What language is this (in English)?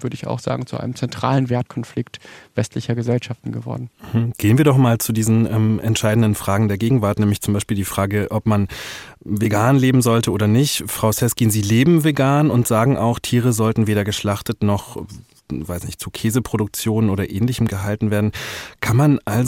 German